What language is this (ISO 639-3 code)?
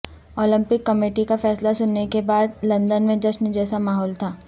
urd